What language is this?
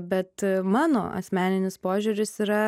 Lithuanian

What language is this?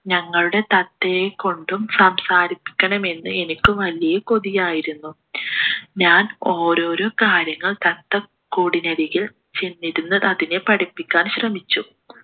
Malayalam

